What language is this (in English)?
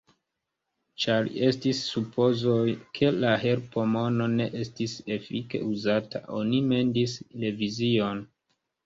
Esperanto